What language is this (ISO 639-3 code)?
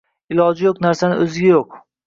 uzb